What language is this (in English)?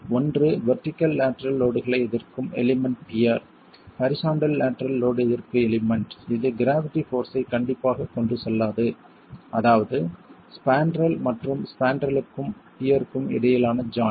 Tamil